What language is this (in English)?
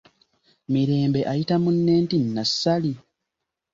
Ganda